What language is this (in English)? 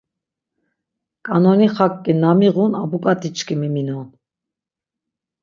Laz